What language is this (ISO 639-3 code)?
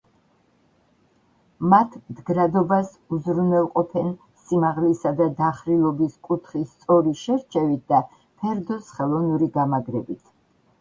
kat